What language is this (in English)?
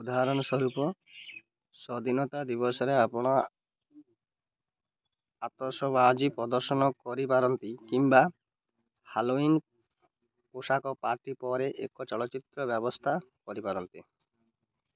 Odia